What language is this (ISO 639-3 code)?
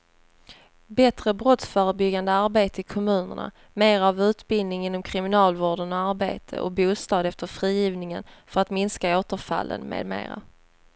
swe